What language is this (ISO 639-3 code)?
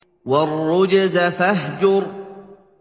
ara